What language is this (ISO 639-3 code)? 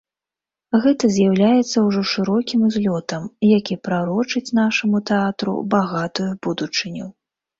bel